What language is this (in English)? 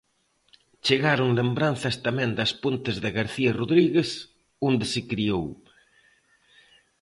Galician